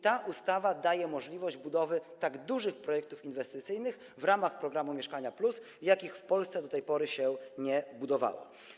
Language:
Polish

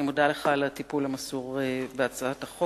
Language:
Hebrew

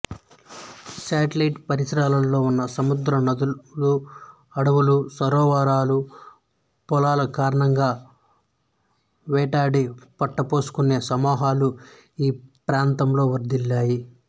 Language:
Telugu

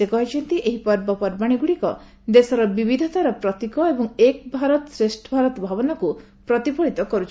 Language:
Odia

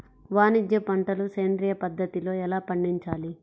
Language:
Telugu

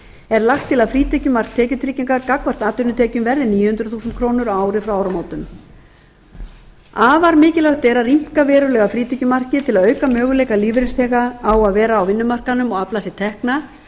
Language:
Icelandic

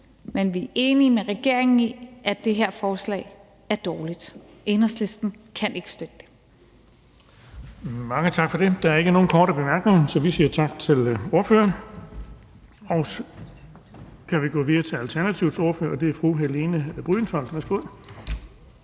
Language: Danish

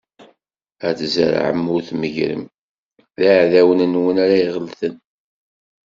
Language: Kabyle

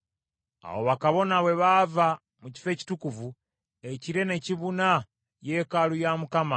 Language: Ganda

